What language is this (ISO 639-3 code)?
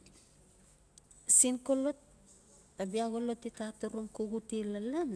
ncf